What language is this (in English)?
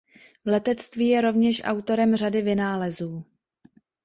Czech